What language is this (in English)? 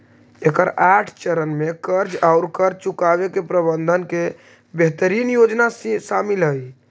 Magahi